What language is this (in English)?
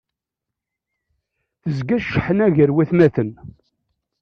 Kabyle